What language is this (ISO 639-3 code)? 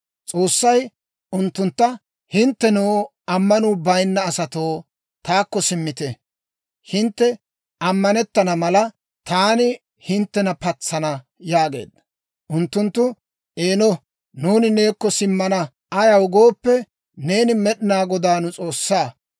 dwr